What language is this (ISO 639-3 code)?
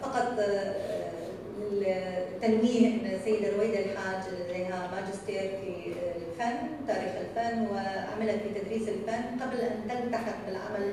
ara